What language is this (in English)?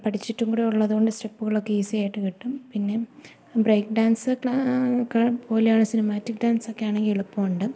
Malayalam